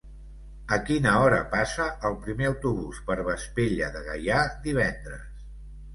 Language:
Catalan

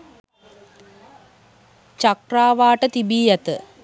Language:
Sinhala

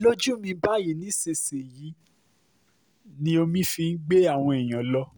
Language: Yoruba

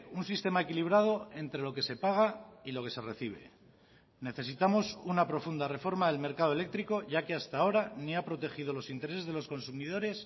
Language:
Spanish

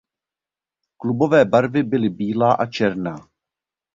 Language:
Czech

